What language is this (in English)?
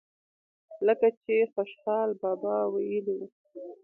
Pashto